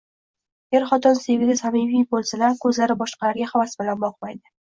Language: Uzbek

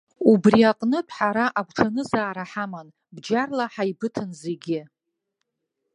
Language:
Abkhazian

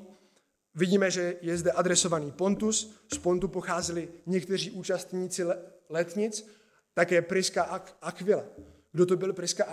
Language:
Czech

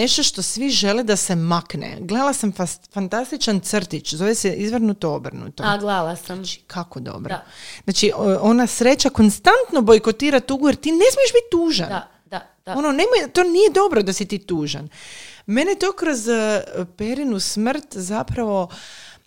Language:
Croatian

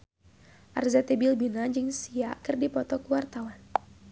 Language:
Sundanese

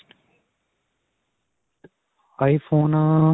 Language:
Punjabi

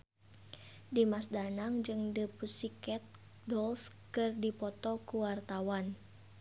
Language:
Sundanese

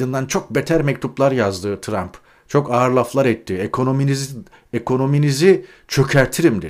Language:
Turkish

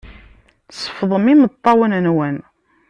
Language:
Kabyle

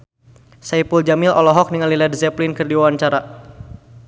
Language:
Sundanese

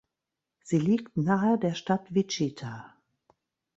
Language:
German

